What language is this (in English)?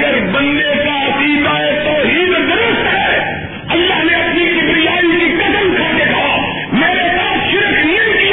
Urdu